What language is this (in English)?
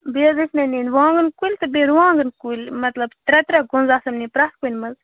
Kashmiri